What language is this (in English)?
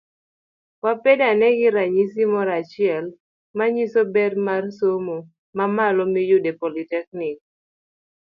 Luo (Kenya and Tanzania)